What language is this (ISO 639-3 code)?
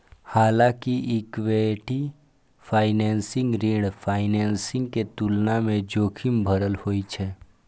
mai